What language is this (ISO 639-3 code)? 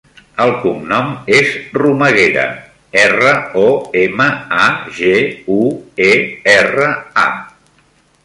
cat